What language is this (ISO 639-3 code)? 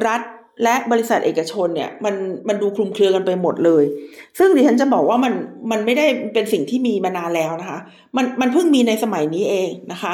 tha